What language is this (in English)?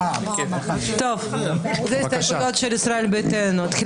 Hebrew